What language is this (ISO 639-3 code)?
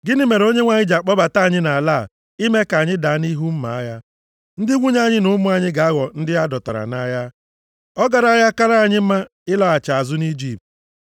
ibo